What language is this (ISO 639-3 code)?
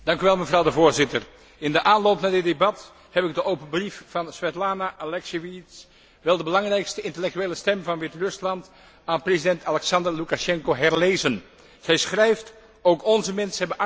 nld